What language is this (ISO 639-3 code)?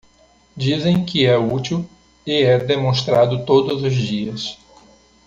por